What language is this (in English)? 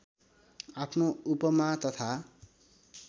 Nepali